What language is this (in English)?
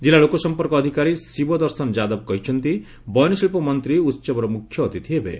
Odia